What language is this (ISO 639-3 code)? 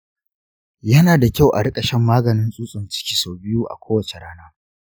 hau